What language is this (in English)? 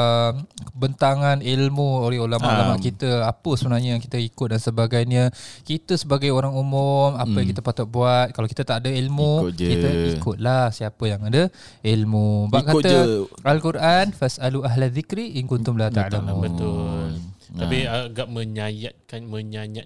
Malay